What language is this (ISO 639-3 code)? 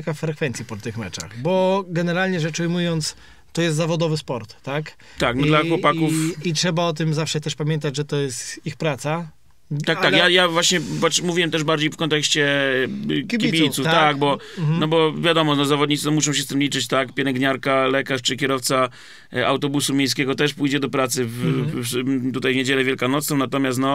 pol